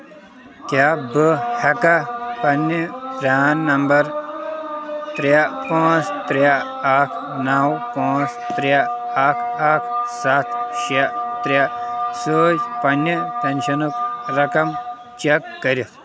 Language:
Kashmiri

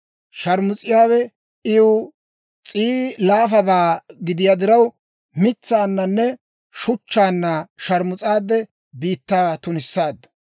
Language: Dawro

